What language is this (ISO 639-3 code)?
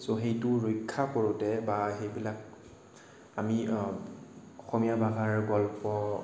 asm